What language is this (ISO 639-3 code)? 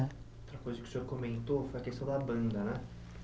por